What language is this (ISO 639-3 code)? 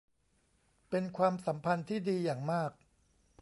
tha